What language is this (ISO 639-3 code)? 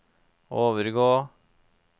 nor